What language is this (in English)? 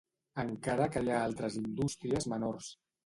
Catalan